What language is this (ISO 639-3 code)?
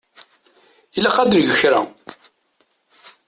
kab